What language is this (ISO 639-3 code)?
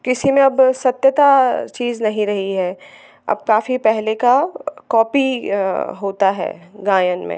hin